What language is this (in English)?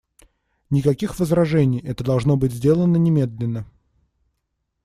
Russian